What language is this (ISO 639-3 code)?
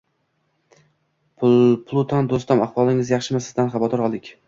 uzb